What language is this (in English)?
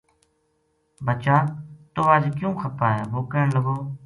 Gujari